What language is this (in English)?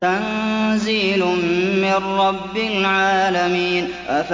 Arabic